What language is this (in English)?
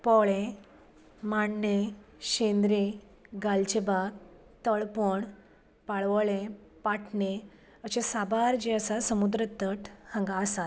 Konkani